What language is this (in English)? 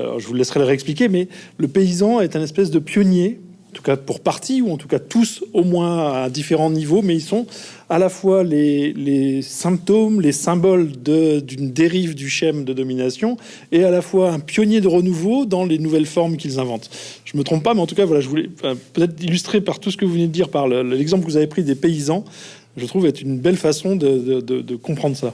French